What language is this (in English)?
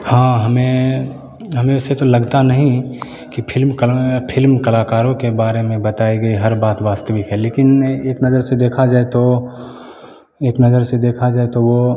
Hindi